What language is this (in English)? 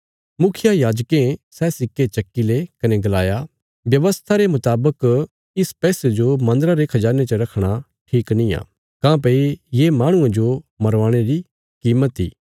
Bilaspuri